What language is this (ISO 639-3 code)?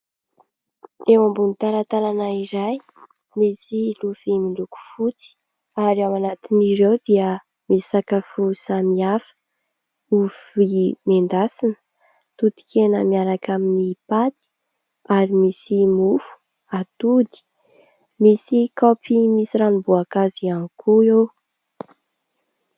mlg